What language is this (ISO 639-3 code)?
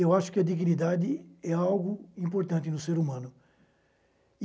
por